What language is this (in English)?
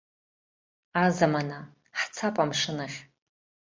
Abkhazian